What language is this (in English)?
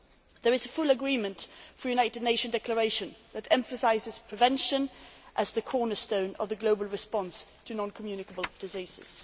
English